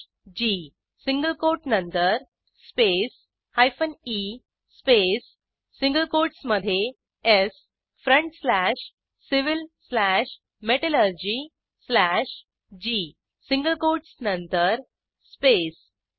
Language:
Marathi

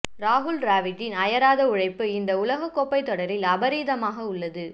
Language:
Tamil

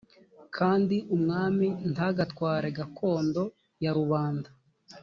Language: Kinyarwanda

